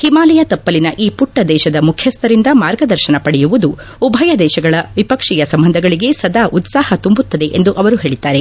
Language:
Kannada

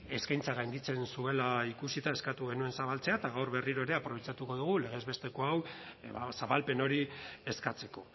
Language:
Basque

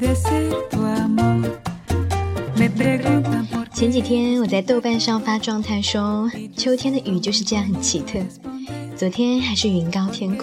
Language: Chinese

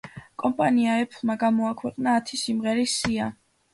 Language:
Georgian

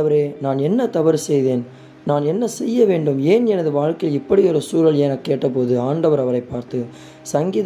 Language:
Romanian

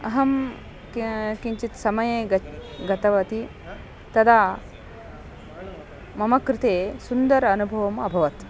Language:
Sanskrit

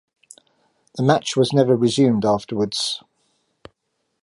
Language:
English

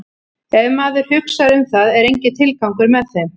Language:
Icelandic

